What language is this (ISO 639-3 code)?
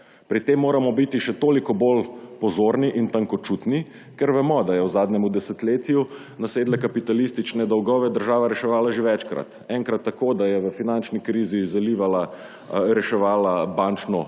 slv